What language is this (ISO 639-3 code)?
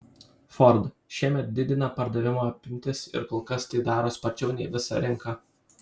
lit